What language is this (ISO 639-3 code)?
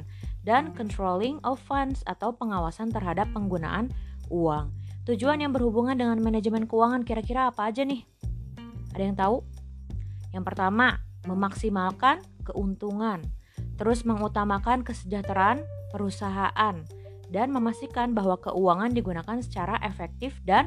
ind